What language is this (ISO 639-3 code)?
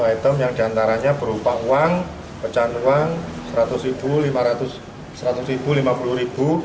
ind